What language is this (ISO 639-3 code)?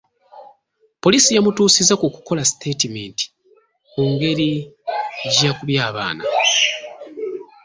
lug